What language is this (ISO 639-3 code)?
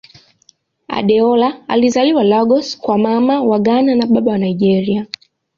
swa